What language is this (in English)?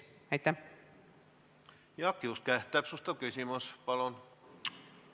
Estonian